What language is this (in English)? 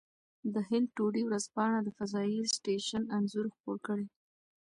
Pashto